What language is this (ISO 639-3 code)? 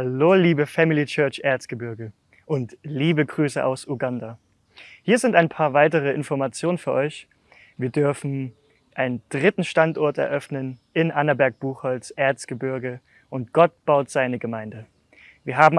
deu